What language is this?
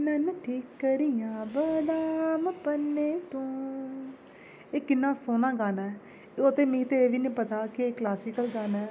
Dogri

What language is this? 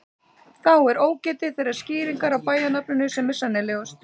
Icelandic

